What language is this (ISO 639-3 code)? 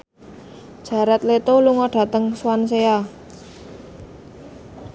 jav